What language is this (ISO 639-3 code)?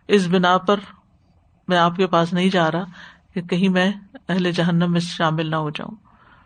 urd